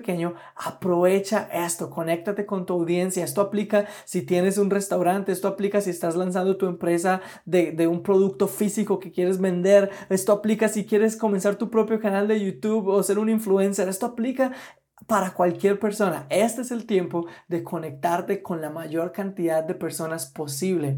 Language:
Spanish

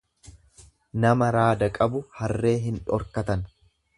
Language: Oromo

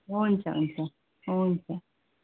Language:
Nepali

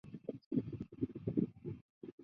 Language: Chinese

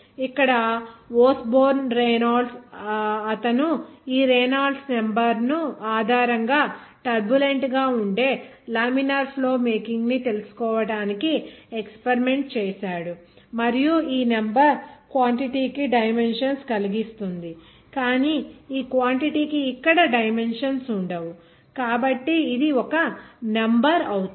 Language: Telugu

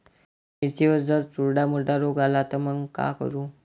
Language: Marathi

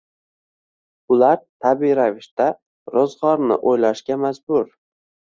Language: Uzbek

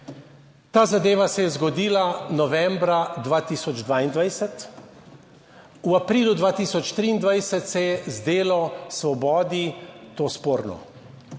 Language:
Slovenian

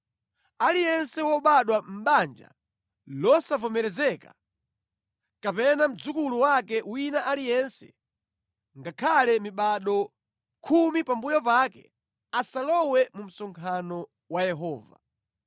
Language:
Nyanja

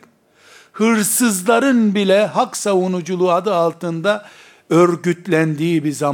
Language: Turkish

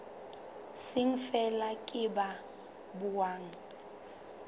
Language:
Southern Sotho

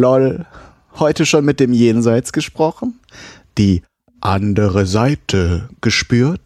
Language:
German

